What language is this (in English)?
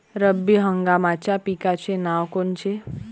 Marathi